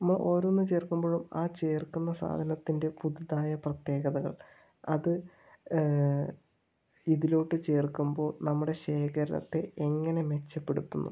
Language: Malayalam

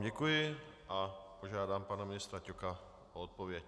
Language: Czech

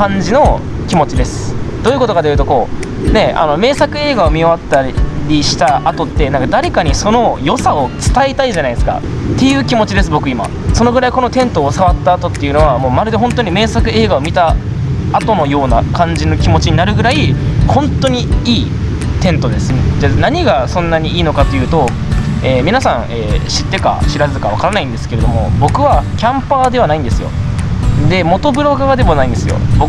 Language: Japanese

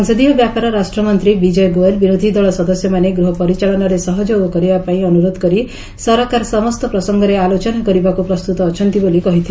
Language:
Odia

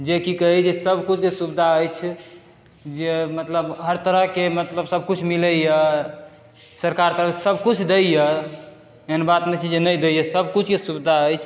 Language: Maithili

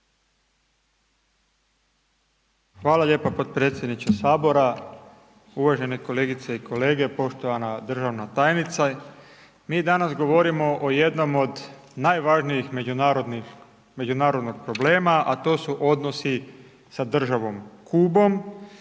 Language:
Croatian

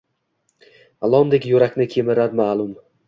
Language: Uzbek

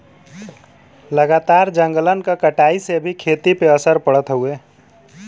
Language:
Bhojpuri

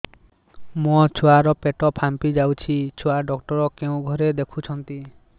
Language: Odia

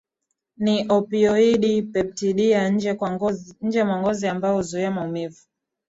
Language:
Swahili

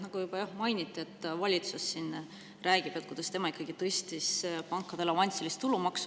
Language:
Estonian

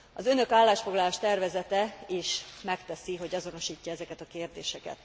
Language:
Hungarian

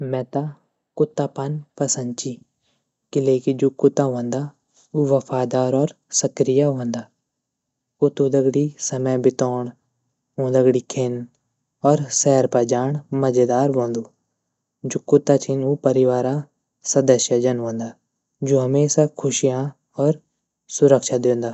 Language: Garhwali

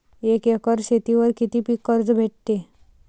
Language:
Marathi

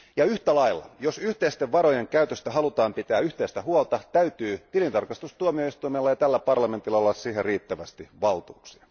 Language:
Finnish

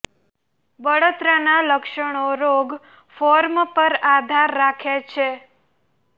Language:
Gujarati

